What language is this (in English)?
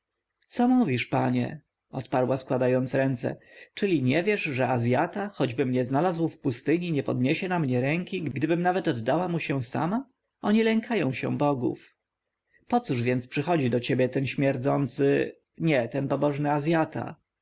Polish